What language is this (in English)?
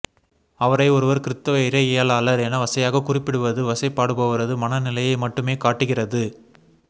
Tamil